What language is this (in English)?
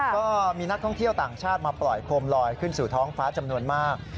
Thai